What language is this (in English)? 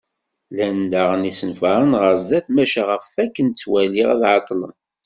Kabyle